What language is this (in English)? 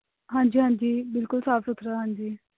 Punjabi